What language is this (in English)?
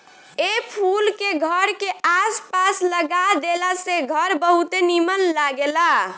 Bhojpuri